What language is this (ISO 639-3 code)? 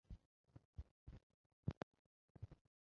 zho